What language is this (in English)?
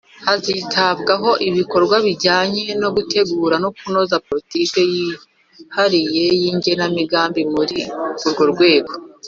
Kinyarwanda